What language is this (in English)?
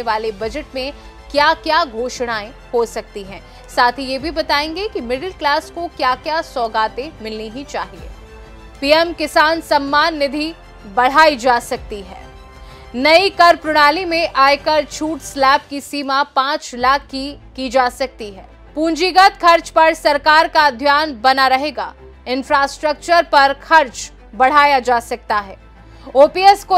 Hindi